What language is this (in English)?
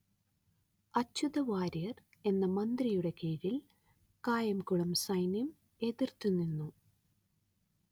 Malayalam